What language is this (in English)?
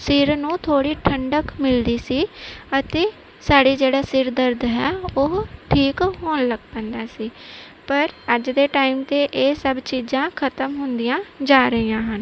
Punjabi